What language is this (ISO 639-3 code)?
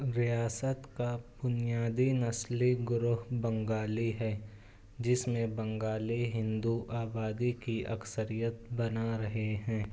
urd